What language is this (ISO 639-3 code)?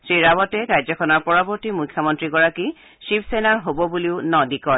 asm